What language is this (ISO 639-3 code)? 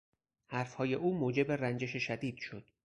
fas